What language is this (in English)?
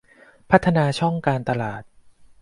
Thai